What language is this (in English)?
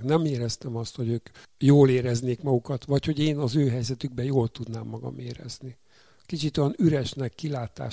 Hungarian